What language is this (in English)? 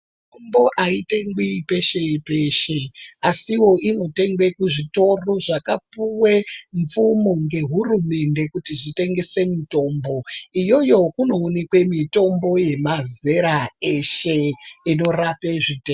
Ndau